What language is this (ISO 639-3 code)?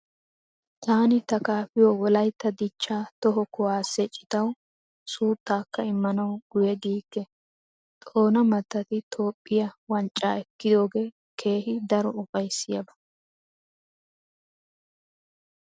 wal